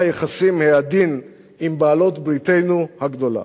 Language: Hebrew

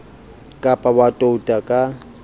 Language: Southern Sotho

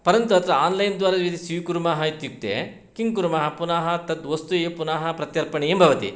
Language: Sanskrit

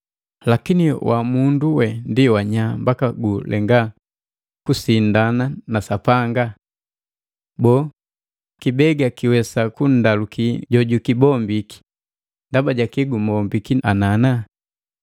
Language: Matengo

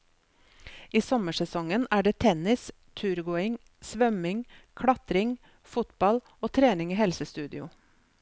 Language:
Norwegian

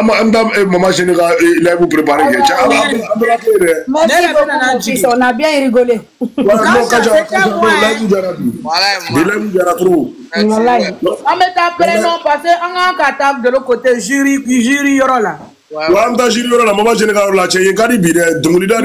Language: French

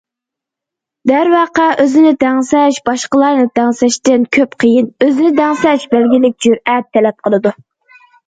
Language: Uyghur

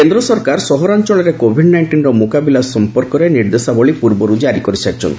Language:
Odia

